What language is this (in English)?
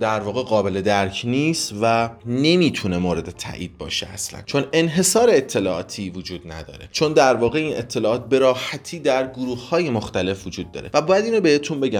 Persian